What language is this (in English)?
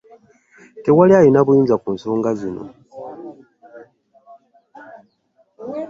Ganda